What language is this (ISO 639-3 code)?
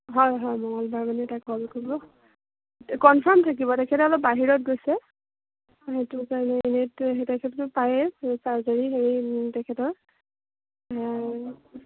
asm